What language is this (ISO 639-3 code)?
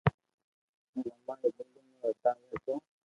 lrk